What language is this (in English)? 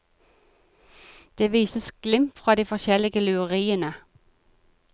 Norwegian